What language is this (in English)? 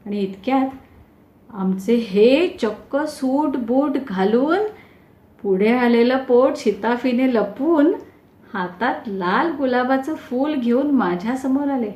Marathi